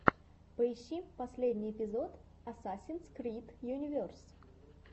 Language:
Russian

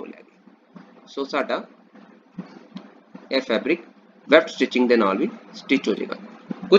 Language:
Hindi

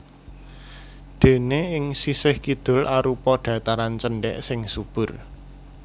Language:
Javanese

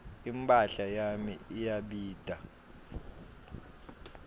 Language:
Swati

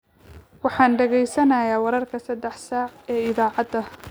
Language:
Somali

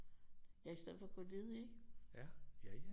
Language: Danish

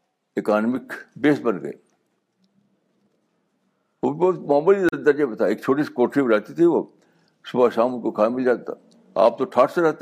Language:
Urdu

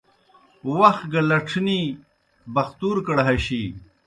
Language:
Kohistani Shina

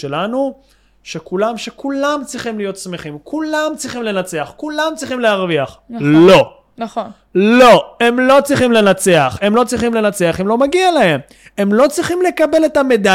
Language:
Hebrew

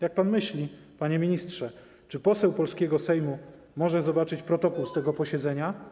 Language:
Polish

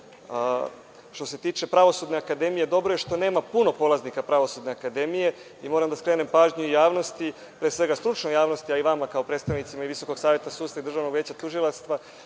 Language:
Serbian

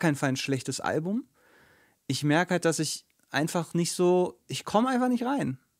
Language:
German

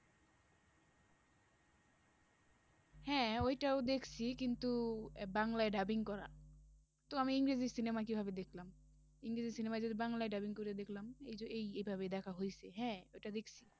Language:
Bangla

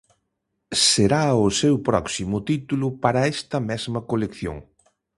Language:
Galician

